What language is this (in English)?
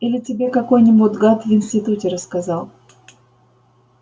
Russian